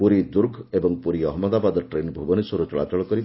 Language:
Odia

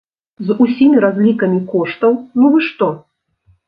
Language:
Belarusian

